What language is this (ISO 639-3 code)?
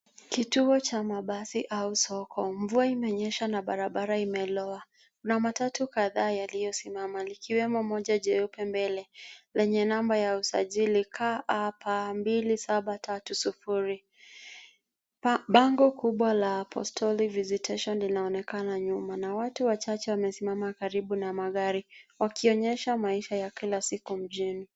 swa